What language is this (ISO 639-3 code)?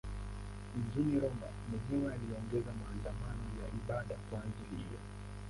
swa